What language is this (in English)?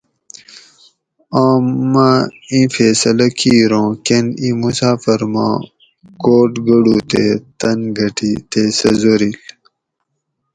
Gawri